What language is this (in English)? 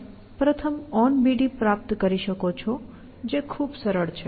Gujarati